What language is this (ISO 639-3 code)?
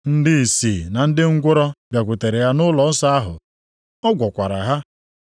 ibo